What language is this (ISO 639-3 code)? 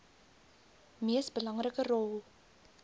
afr